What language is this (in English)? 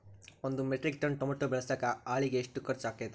Kannada